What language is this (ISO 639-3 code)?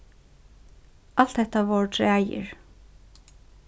fao